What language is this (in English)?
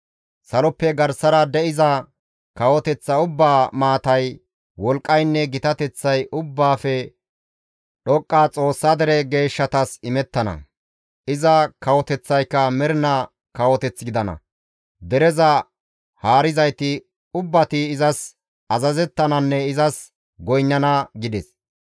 Gamo